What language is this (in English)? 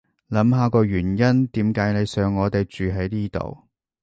Cantonese